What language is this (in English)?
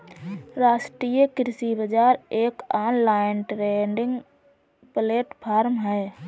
Hindi